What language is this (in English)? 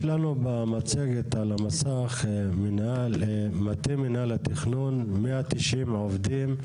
Hebrew